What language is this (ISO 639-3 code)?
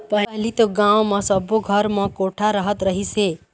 hne